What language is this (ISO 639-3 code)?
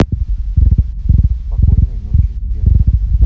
rus